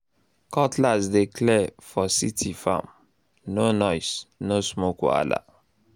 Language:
Nigerian Pidgin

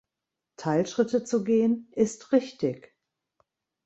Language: German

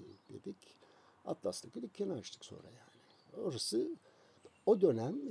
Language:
Turkish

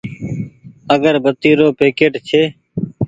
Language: Goaria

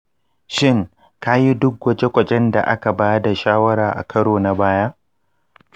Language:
Hausa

